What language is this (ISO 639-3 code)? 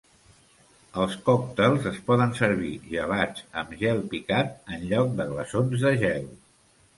cat